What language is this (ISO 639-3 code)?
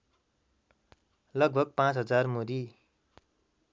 nep